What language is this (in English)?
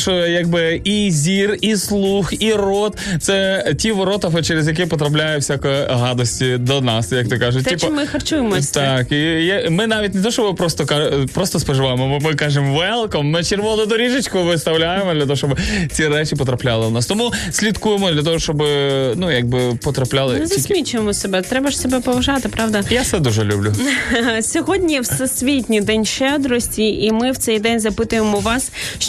Ukrainian